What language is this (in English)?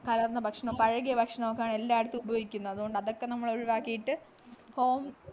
Malayalam